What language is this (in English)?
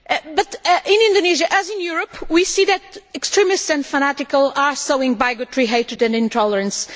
English